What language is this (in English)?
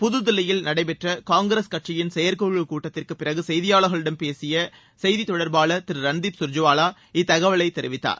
Tamil